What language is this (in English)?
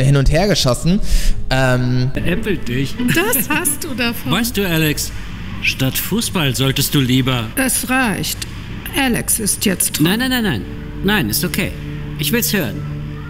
German